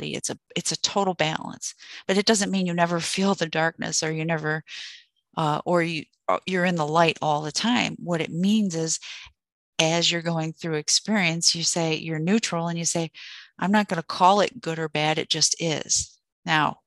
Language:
English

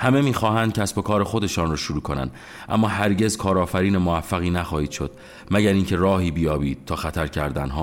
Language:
Persian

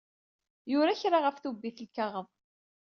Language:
Kabyle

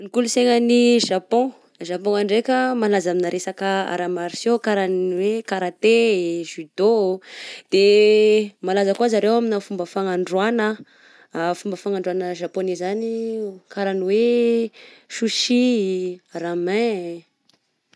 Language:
Southern Betsimisaraka Malagasy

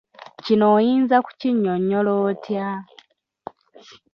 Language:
Ganda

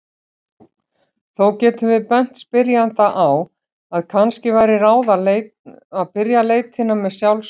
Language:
Icelandic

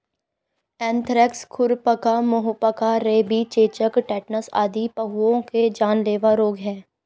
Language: Hindi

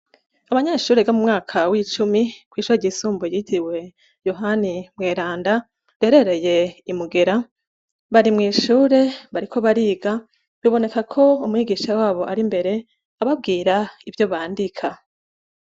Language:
Rundi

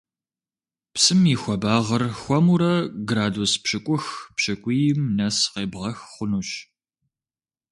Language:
Kabardian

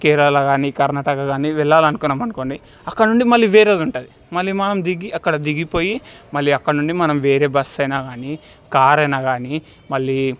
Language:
Telugu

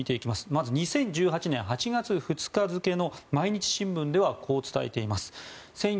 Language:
Japanese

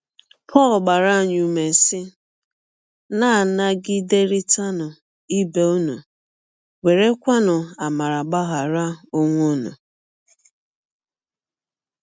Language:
Igbo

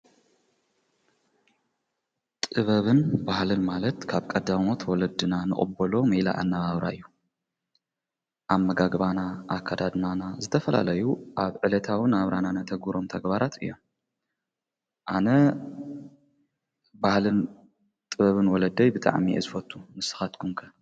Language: Tigrinya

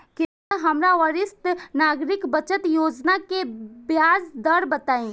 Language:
Bhojpuri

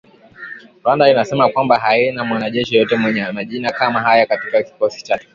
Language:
Swahili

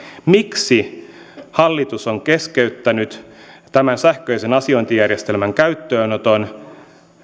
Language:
Finnish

